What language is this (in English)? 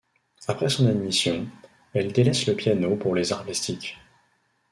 French